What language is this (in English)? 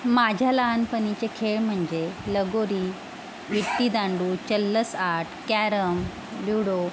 Marathi